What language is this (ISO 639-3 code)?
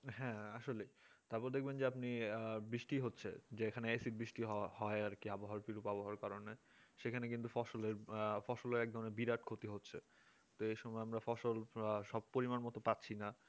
ben